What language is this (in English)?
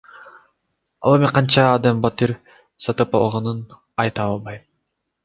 Kyrgyz